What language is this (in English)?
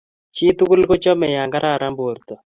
Kalenjin